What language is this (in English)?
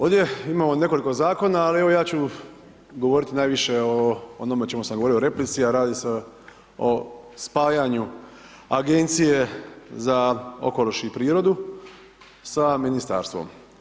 Croatian